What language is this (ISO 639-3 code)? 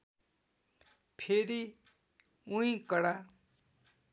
nep